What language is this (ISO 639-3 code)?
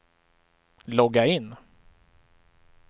swe